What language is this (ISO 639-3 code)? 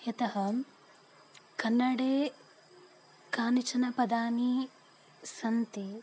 san